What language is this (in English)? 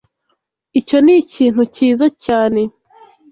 Kinyarwanda